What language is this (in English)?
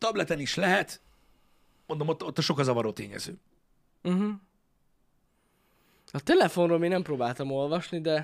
Hungarian